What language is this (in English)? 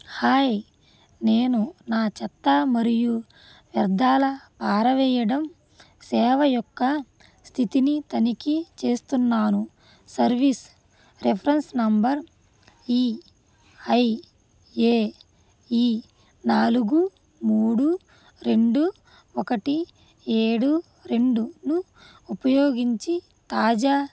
Telugu